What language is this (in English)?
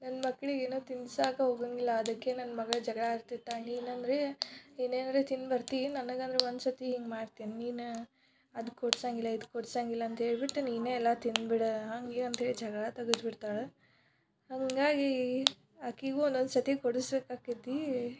Kannada